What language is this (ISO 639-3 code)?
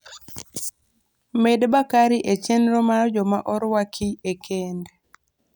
luo